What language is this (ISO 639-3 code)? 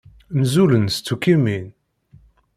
kab